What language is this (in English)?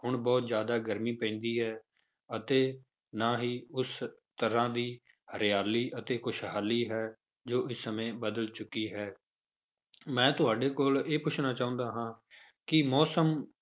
Punjabi